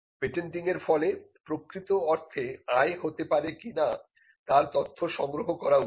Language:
Bangla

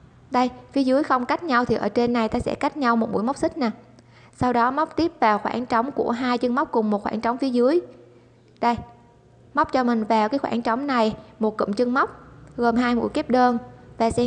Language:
Vietnamese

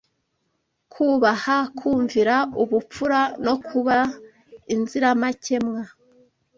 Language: Kinyarwanda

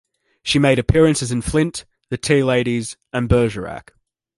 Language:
English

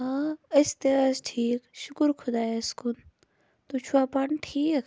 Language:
Kashmiri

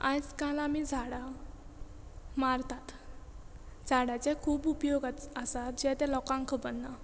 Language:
Konkani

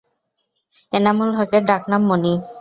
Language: Bangla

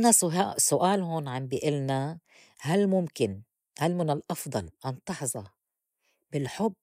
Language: North Levantine Arabic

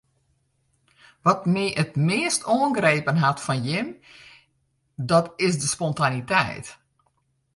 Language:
Western Frisian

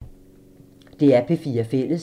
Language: Danish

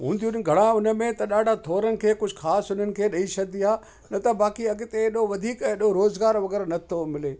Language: Sindhi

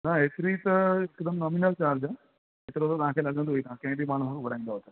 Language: Sindhi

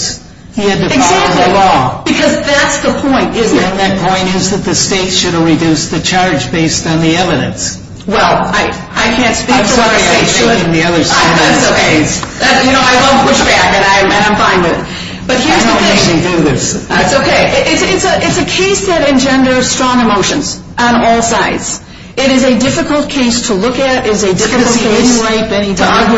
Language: English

